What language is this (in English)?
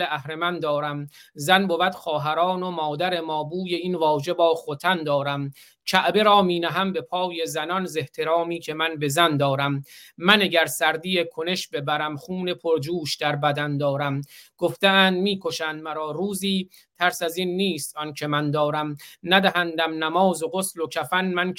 Persian